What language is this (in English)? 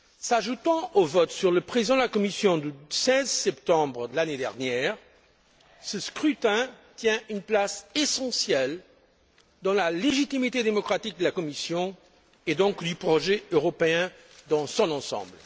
French